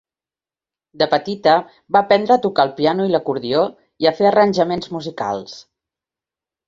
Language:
Catalan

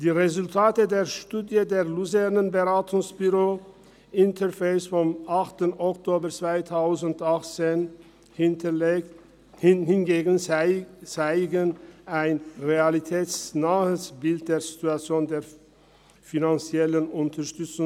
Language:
Swiss German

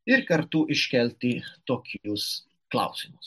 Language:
Lithuanian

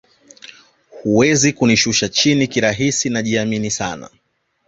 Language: Swahili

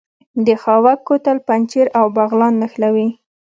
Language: Pashto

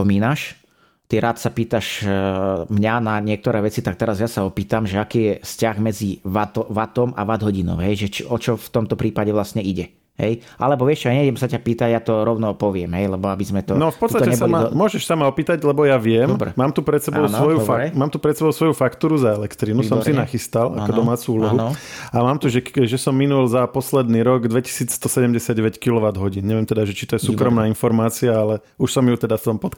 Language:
Slovak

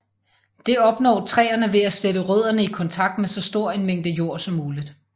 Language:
Danish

